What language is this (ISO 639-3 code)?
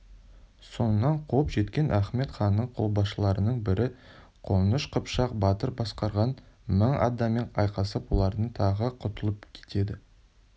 kaz